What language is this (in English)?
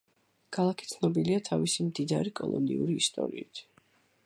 Georgian